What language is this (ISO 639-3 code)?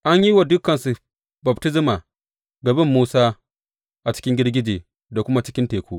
hau